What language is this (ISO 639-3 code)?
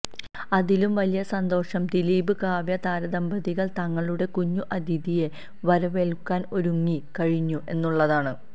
mal